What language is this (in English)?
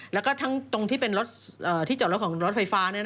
Thai